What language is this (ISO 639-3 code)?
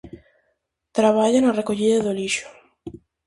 glg